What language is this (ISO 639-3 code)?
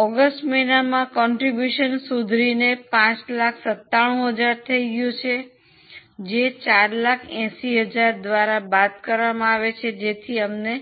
guj